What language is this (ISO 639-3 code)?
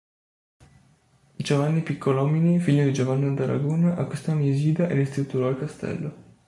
ita